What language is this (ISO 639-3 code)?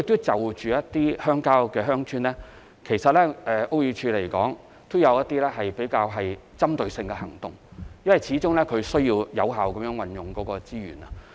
yue